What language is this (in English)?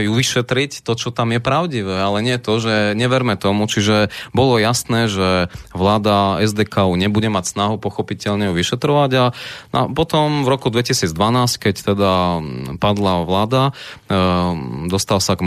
Slovak